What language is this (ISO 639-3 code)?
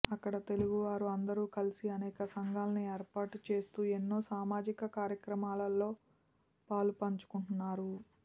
tel